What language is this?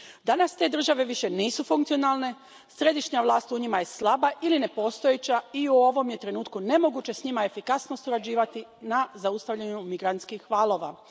Croatian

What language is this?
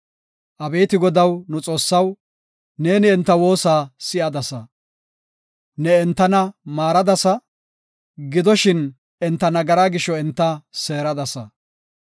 Gofa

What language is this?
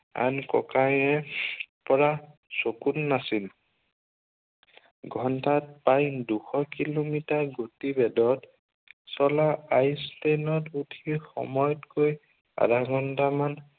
Assamese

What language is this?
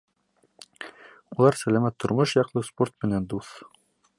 Bashkir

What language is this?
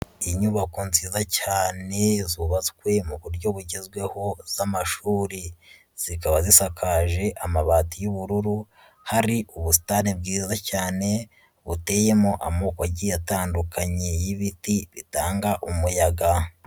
Kinyarwanda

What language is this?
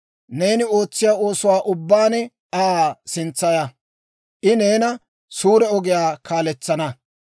Dawro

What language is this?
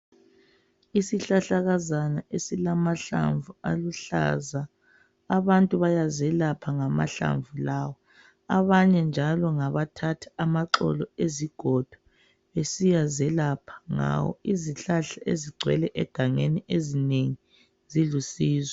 North Ndebele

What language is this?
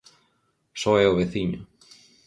Galician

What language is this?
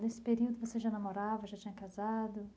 Portuguese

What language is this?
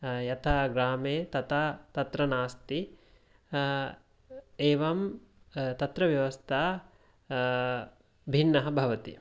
Sanskrit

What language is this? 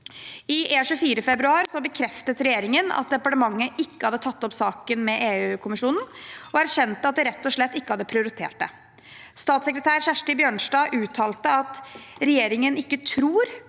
Norwegian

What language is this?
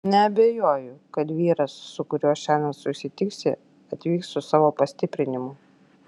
Lithuanian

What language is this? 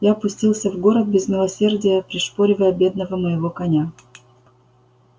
Russian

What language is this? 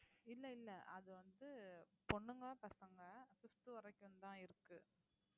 Tamil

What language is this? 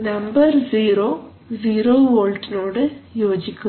Malayalam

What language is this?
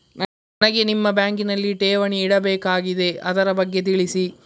Kannada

